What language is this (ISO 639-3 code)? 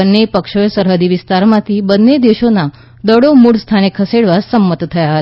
guj